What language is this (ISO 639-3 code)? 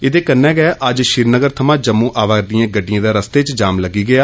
doi